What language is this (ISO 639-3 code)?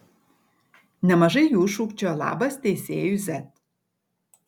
lit